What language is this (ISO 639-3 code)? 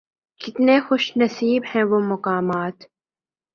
urd